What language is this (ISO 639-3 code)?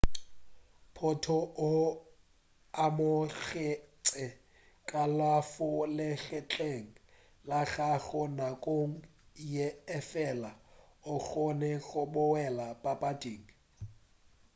nso